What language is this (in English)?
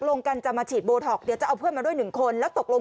Thai